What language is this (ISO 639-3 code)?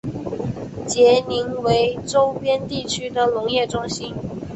zho